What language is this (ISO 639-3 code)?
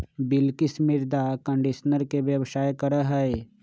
mag